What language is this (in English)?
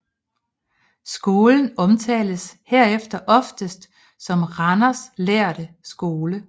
Danish